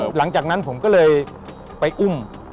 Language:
Thai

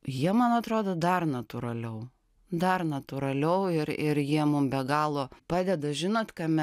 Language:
Lithuanian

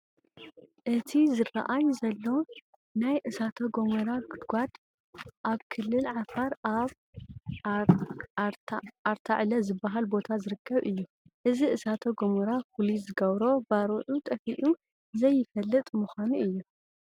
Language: Tigrinya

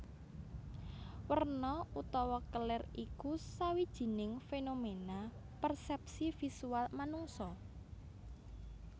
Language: Javanese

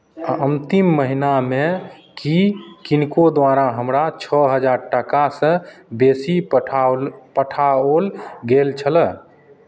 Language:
Maithili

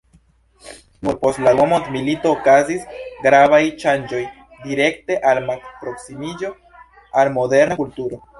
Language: Esperanto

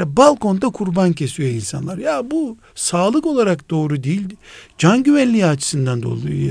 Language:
Turkish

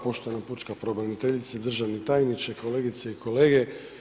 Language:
Croatian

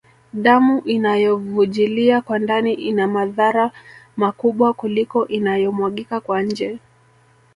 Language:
Swahili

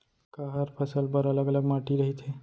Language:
Chhattisgarhi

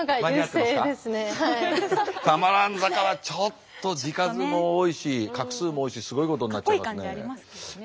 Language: Japanese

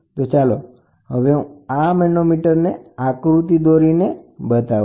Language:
Gujarati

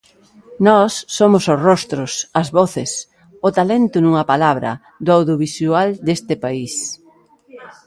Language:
Galician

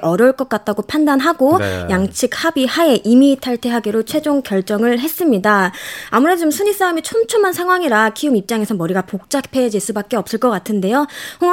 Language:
Korean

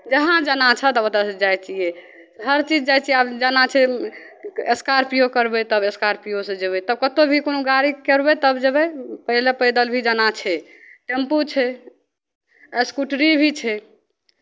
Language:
Maithili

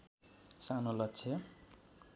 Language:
Nepali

